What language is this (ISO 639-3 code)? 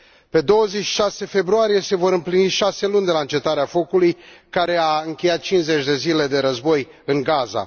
ron